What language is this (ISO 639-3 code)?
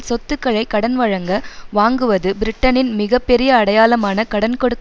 tam